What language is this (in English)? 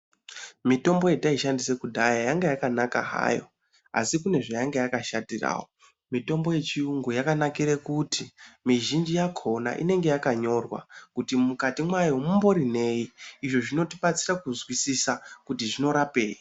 Ndau